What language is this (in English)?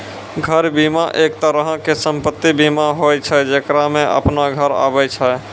Maithili